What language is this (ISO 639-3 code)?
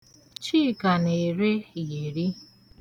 ibo